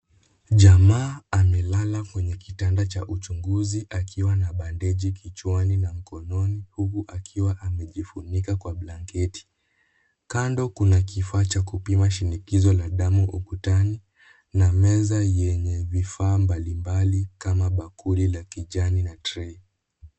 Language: Swahili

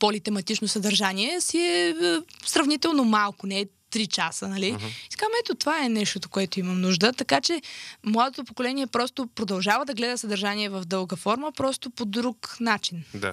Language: Bulgarian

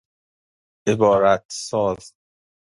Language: Persian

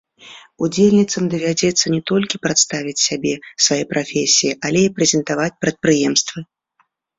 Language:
Belarusian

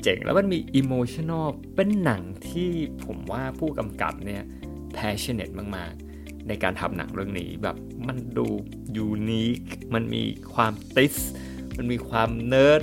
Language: Thai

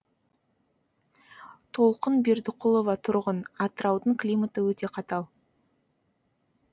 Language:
Kazakh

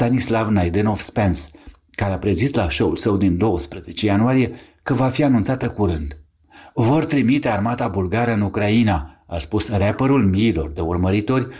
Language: Romanian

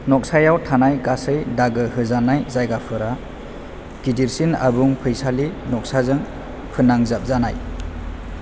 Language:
Bodo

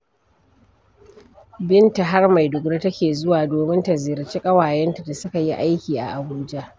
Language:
Hausa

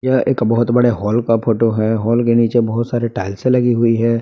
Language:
Hindi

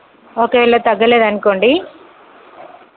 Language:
Telugu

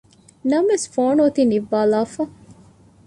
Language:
Divehi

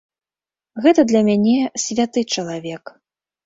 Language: Belarusian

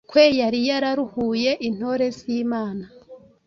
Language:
Kinyarwanda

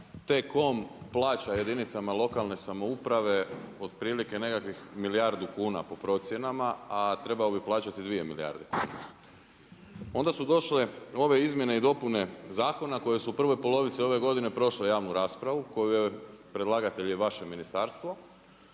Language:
Croatian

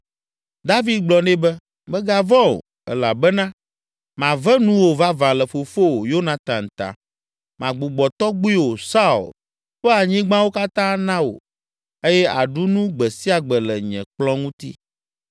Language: Ewe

